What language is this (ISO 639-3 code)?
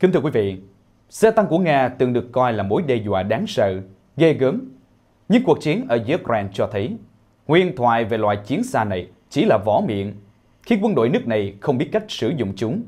vie